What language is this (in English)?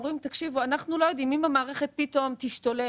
Hebrew